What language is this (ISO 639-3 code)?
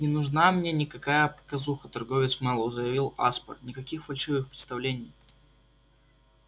rus